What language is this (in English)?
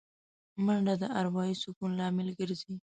Pashto